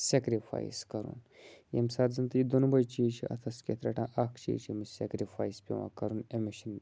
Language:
Kashmiri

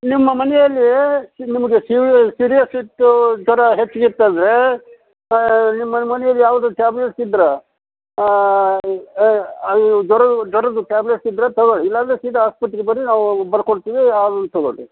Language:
Kannada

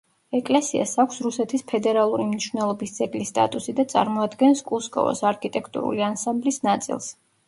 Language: Georgian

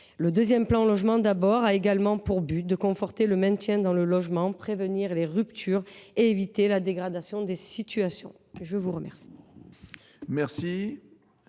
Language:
French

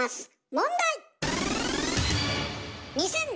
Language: Japanese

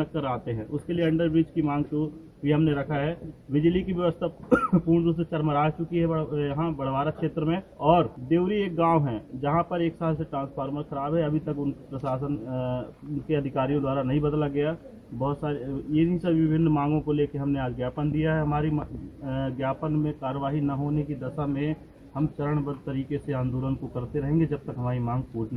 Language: Hindi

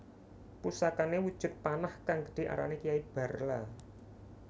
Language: Javanese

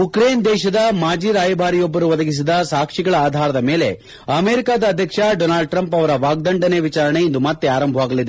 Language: Kannada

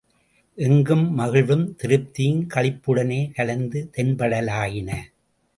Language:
Tamil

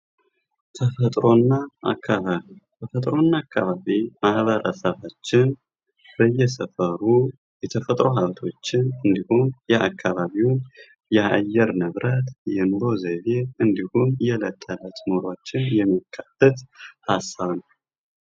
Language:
Amharic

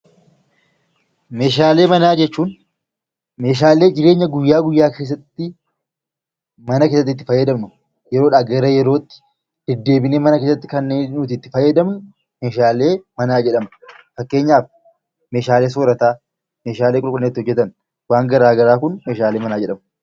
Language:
Oromo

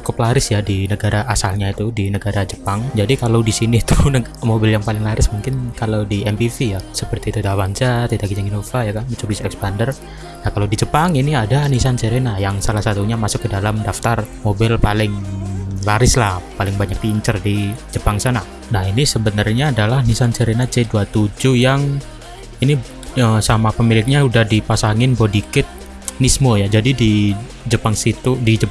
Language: Indonesian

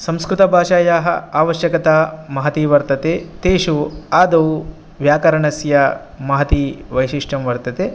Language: Sanskrit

